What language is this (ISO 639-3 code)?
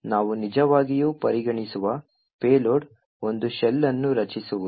kan